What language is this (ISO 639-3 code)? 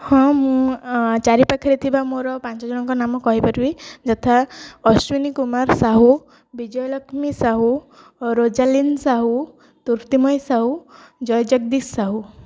ori